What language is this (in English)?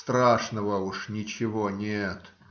Russian